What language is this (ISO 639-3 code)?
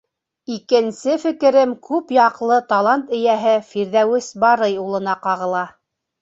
bak